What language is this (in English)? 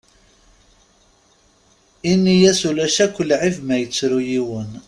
Kabyle